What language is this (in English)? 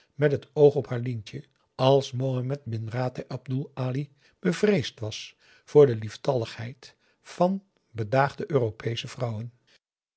Dutch